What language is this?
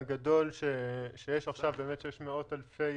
Hebrew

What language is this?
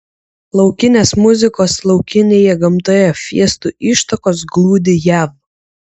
Lithuanian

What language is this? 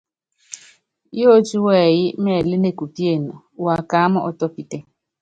Yangben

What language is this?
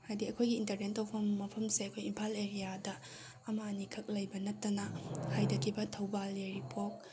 Manipuri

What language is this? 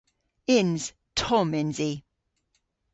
Cornish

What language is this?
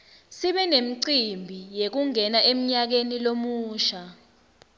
Swati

